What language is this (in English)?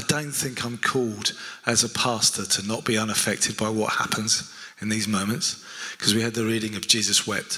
English